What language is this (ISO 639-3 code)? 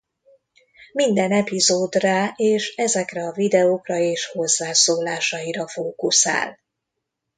hun